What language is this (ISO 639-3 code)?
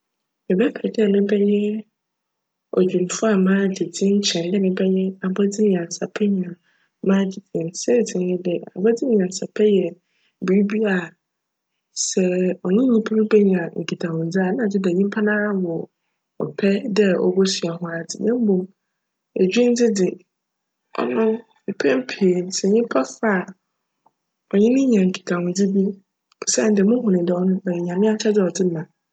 aka